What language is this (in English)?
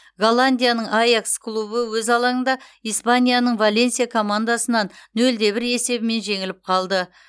Kazakh